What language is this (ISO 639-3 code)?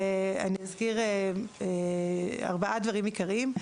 heb